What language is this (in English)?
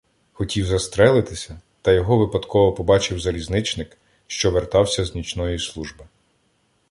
Ukrainian